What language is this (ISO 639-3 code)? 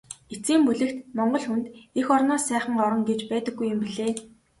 mon